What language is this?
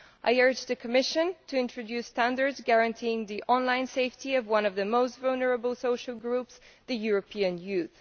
English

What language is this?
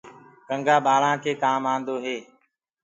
Gurgula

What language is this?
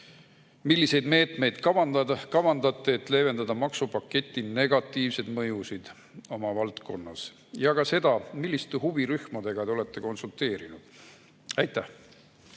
Estonian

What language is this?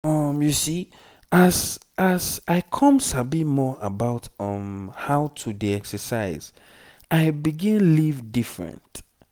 Nigerian Pidgin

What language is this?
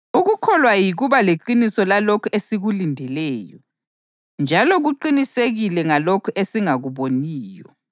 North Ndebele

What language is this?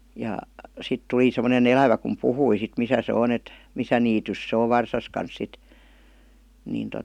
Finnish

